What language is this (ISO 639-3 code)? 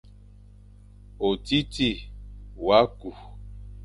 fan